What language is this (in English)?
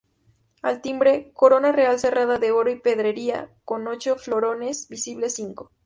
Spanish